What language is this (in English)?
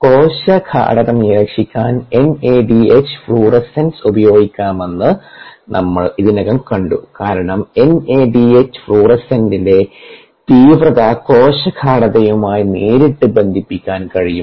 Malayalam